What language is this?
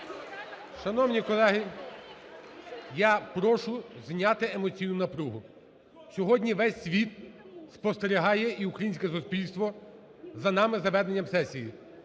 Ukrainian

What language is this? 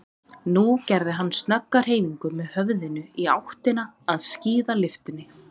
Icelandic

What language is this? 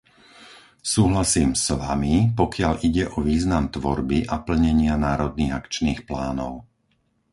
Slovak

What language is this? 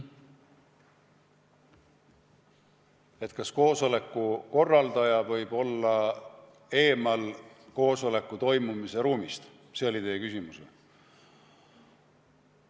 Estonian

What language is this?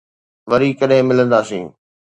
Sindhi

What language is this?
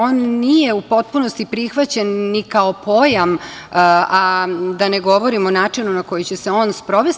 Serbian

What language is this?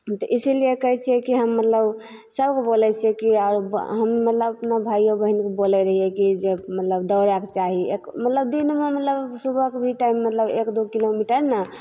Maithili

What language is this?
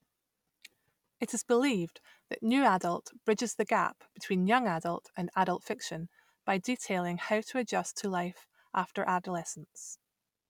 English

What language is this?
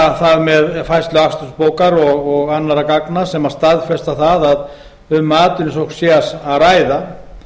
Icelandic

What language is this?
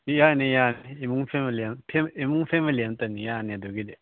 Manipuri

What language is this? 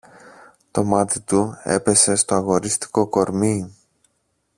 Greek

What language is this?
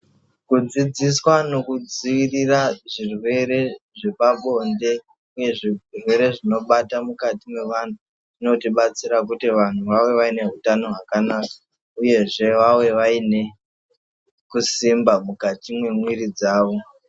Ndau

